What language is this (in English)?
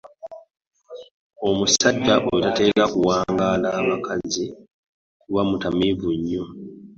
Ganda